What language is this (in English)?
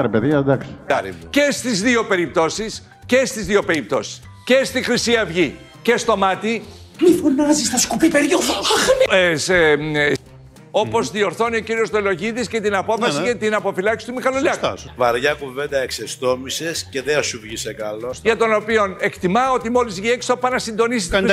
Greek